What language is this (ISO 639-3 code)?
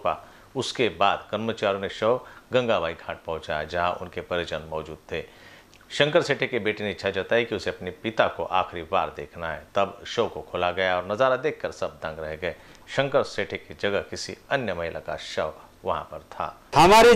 hin